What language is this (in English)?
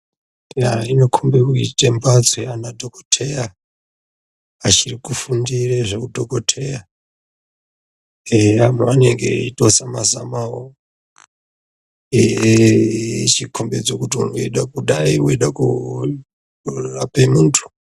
Ndau